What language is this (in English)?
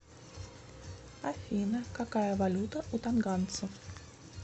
Russian